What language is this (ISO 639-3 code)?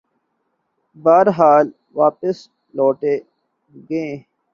urd